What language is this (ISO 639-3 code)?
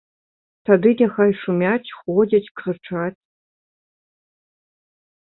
bel